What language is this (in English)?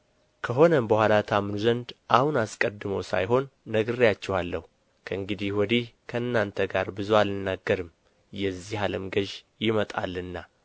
Amharic